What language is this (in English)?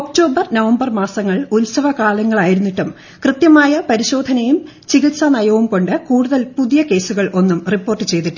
Malayalam